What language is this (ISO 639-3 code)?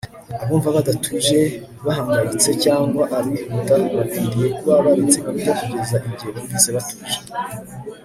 kin